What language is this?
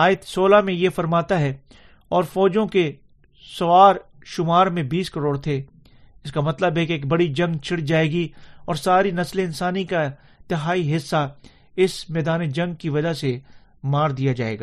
Urdu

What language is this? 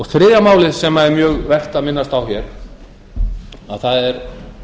Icelandic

